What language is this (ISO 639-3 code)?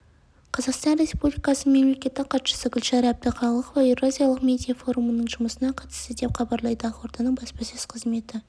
kaz